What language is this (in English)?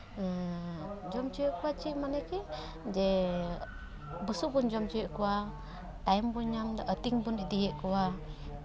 Santali